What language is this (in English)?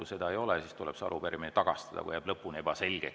Estonian